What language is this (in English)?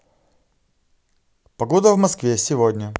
Russian